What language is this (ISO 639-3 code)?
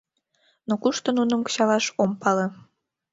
chm